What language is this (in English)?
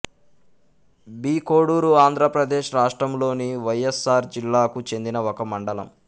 Telugu